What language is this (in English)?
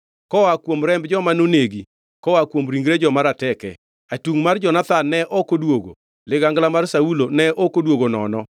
Luo (Kenya and Tanzania)